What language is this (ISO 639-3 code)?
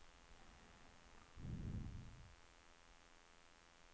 swe